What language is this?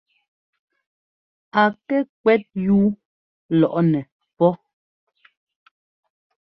Ngomba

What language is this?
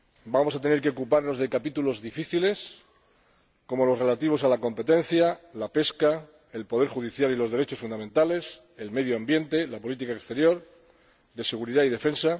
Spanish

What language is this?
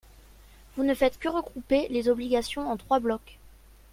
French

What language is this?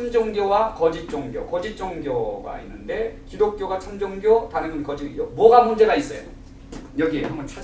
Korean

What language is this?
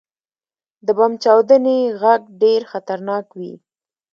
Pashto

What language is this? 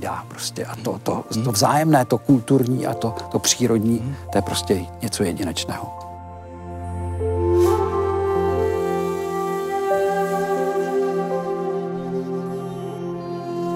Czech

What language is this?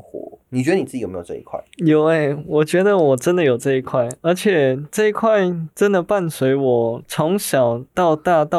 Chinese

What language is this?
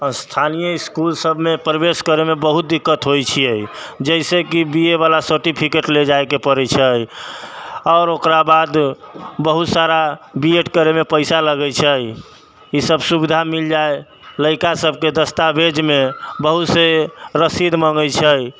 Maithili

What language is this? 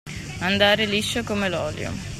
Italian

